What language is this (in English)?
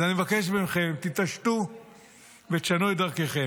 Hebrew